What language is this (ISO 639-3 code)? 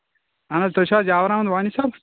kas